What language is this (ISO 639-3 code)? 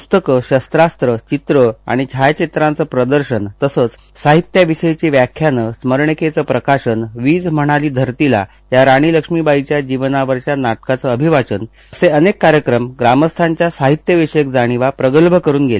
mar